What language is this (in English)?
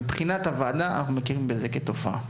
Hebrew